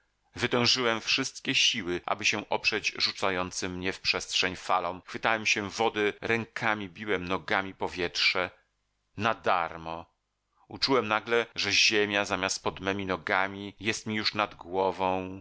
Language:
Polish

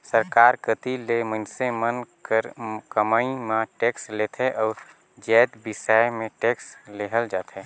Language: Chhattisgarhi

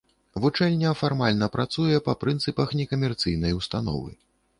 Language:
Belarusian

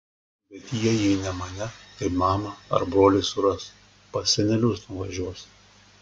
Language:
Lithuanian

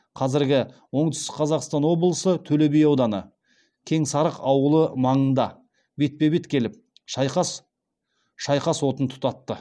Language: Kazakh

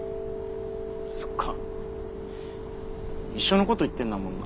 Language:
Japanese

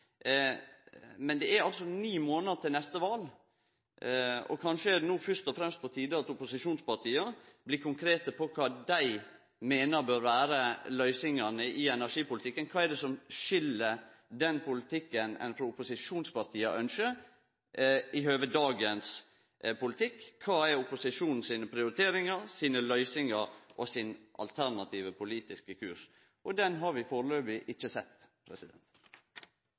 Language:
Norwegian Nynorsk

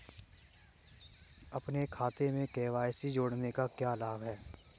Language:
Hindi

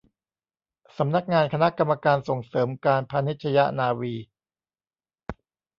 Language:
Thai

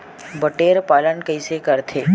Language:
Chhattisgarhi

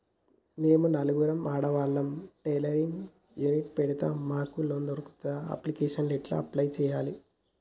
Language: Telugu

